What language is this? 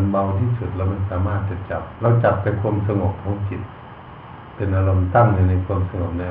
Thai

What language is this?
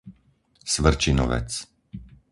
Slovak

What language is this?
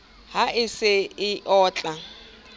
Southern Sotho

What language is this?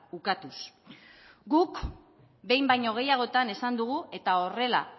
Basque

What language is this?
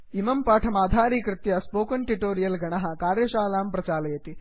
Sanskrit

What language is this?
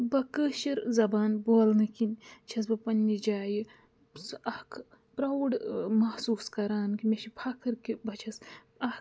Kashmiri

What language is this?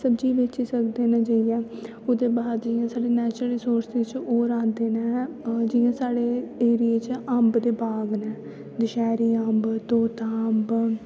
Dogri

